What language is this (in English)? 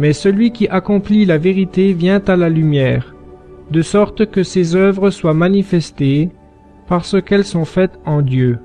French